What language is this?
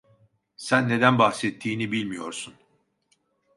Turkish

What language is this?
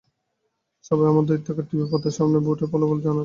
Bangla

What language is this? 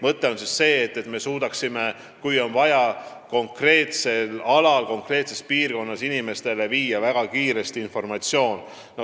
Estonian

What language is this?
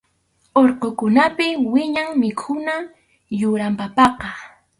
Arequipa-La Unión Quechua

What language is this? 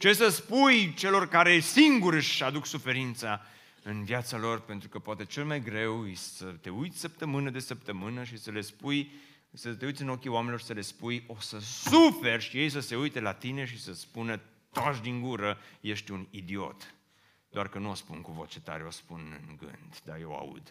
Romanian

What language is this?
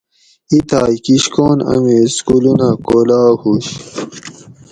Gawri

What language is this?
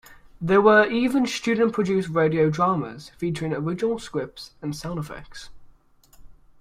English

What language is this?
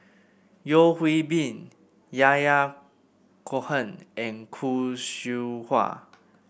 English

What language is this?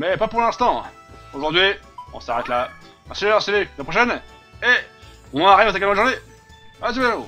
French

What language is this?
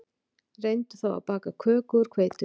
Icelandic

